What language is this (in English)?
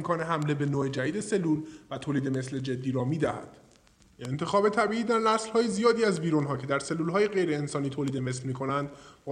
Persian